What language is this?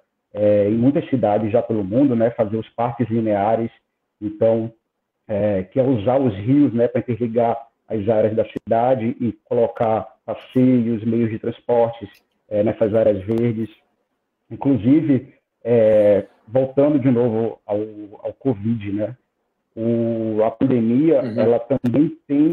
Portuguese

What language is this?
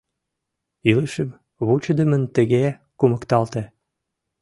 Mari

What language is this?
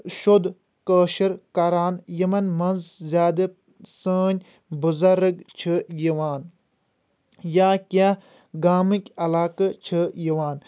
Kashmiri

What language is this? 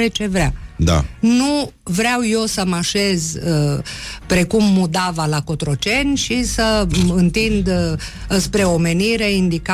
Romanian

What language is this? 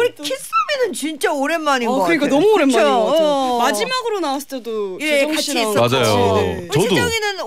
Korean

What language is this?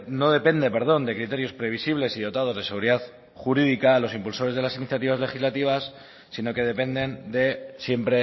Spanish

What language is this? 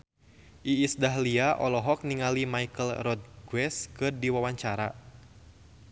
Sundanese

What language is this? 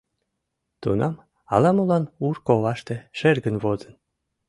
Mari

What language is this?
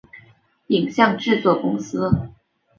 Chinese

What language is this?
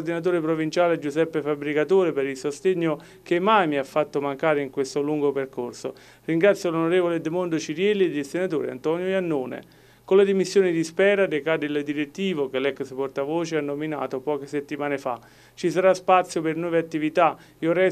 Italian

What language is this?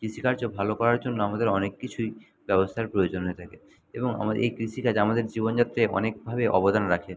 Bangla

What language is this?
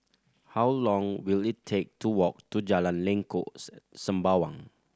English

